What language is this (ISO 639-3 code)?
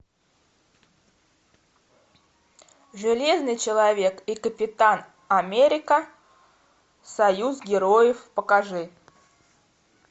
rus